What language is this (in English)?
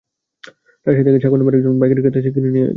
Bangla